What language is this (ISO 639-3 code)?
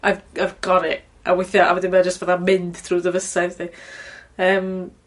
cym